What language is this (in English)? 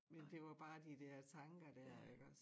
Danish